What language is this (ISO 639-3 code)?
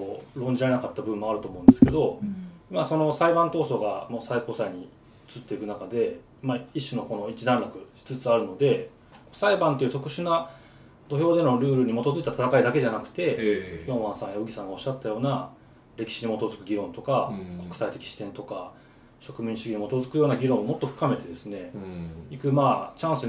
jpn